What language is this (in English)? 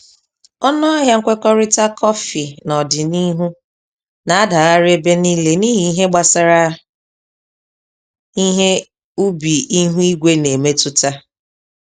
Igbo